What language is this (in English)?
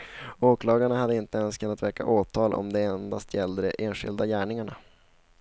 Swedish